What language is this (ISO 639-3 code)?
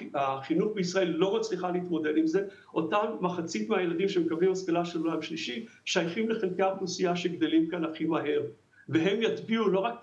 heb